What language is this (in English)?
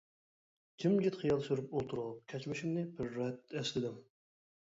Uyghur